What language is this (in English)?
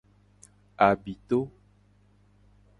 Gen